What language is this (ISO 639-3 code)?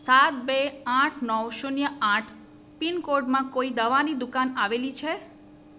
guj